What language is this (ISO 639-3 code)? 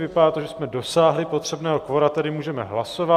ces